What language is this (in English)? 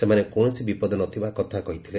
Odia